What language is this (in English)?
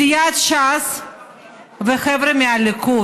Hebrew